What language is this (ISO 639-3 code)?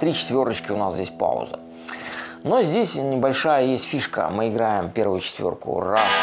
rus